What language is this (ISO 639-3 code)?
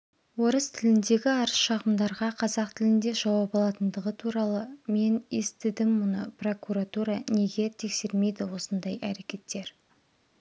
kaz